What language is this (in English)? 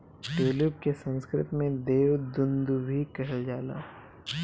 Bhojpuri